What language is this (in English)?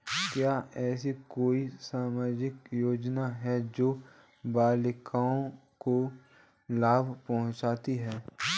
Hindi